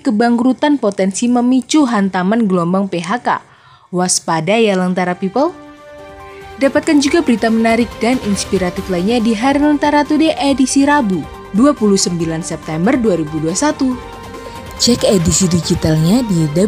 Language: Indonesian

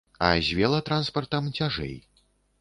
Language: Belarusian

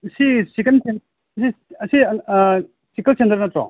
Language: Manipuri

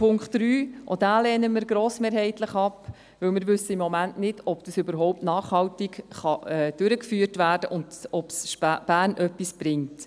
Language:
Swiss German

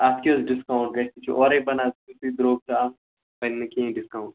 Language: Kashmiri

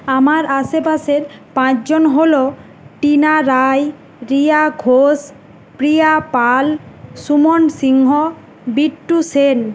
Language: Bangla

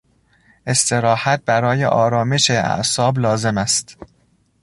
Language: Persian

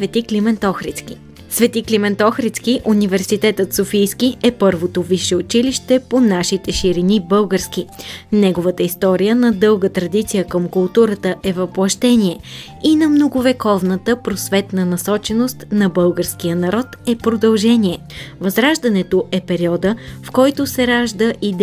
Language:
Bulgarian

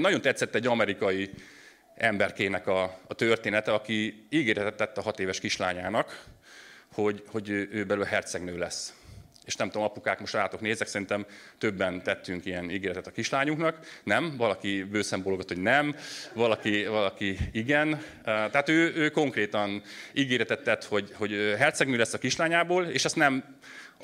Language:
Hungarian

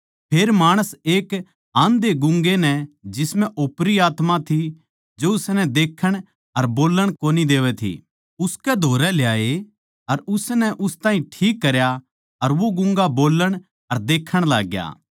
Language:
Haryanvi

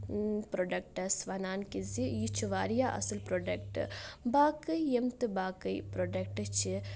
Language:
Kashmiri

